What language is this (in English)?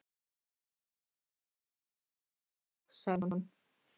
Icelandic